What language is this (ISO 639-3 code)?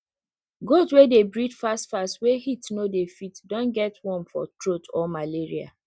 pcm